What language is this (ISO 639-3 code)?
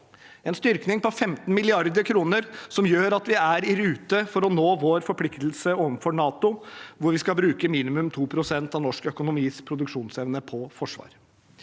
nor